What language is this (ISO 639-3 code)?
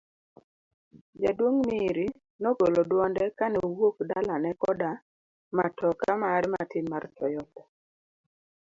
luo